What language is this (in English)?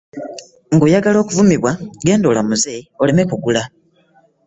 Ganda